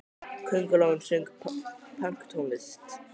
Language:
Icelandic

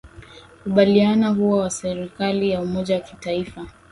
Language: Swahili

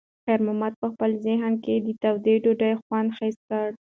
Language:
Pashto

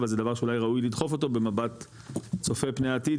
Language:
Hebrew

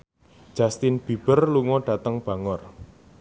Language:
Javanese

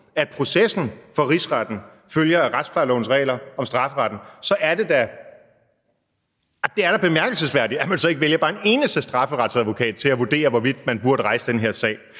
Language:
Danish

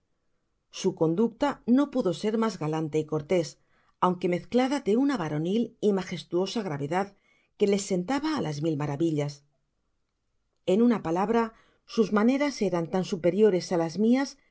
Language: Spanish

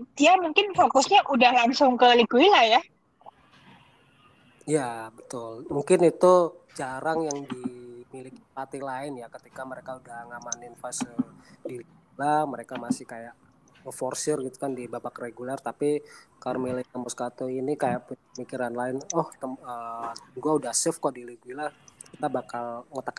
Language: Indonesian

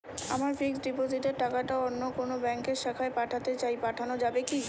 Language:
Bangla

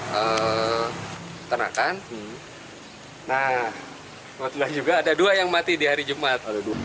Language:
Indonesian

